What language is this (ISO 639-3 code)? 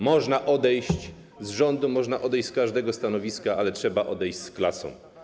pol